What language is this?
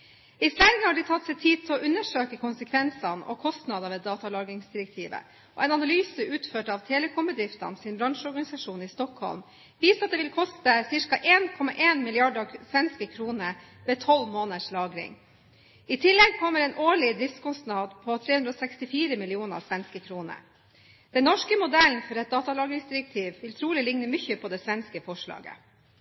Norwegian Bokmål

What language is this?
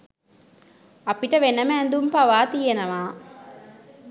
Sinhala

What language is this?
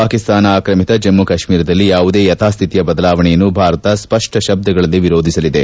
Kannada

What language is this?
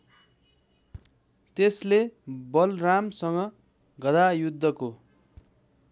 Nepali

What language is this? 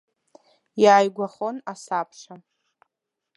Abkhazian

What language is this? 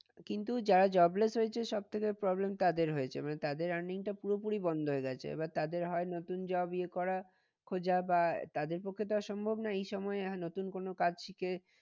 Bangla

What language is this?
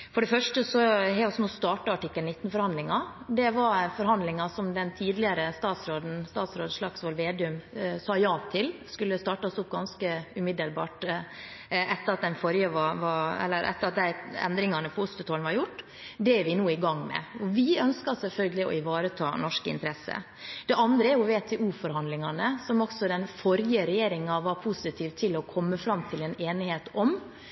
Norwegian Bokmål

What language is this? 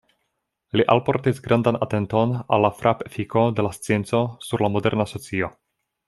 Esperanto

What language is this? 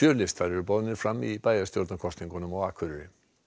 Icelandic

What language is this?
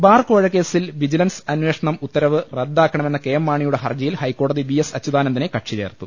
Malayalam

